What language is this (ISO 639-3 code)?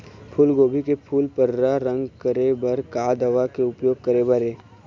hne